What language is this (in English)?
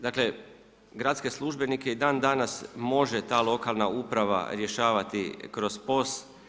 Croatian